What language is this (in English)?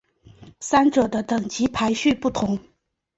Chinese